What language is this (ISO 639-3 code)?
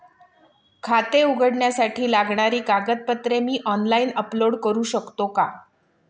mar